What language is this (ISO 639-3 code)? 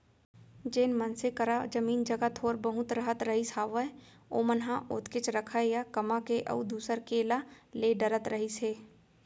hne